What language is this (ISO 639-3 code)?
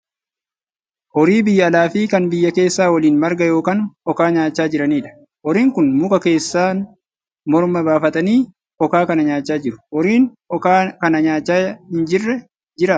orm